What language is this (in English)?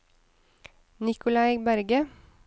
Norwegian